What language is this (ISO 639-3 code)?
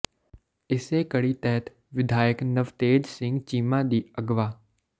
pan